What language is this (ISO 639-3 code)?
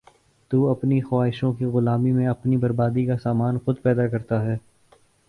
urd